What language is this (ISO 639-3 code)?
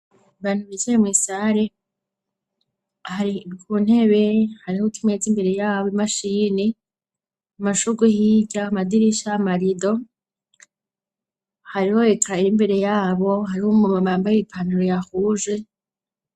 run